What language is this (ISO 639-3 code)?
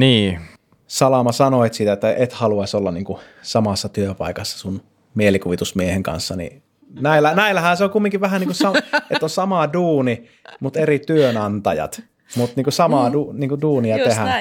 fin